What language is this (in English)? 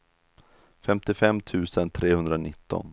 Swedish